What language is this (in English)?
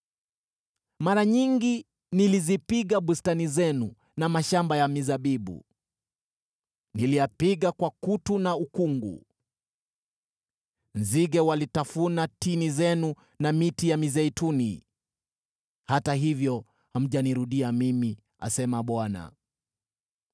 Swahili